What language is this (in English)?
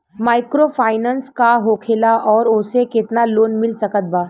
Bhojpuri